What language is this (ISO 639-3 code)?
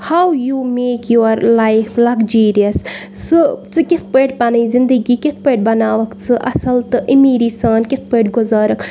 kas